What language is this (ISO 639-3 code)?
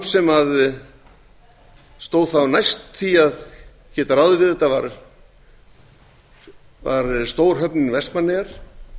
isl